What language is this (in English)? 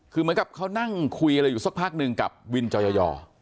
Thai